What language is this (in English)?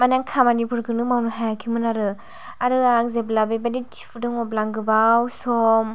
Bodo